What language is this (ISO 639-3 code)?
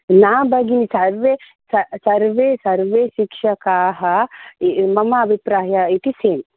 san